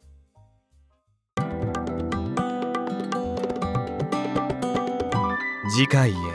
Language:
Japanese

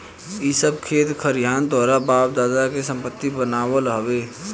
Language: Bhojpuri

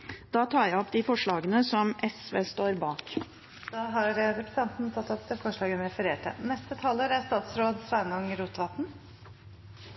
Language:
Norwegian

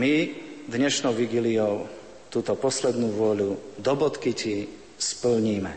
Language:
Slovak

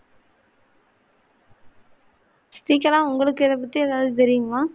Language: Tamil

